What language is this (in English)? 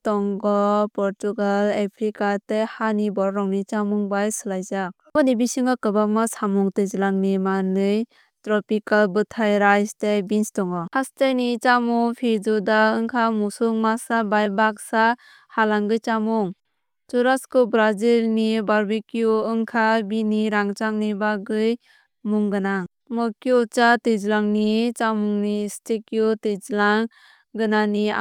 Kok Borok